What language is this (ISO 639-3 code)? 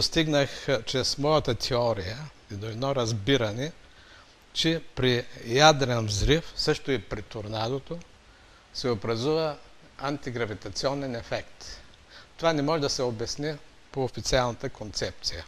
bul